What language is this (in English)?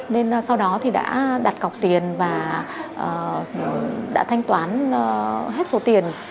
Vietnamese